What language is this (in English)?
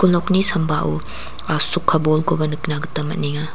Garo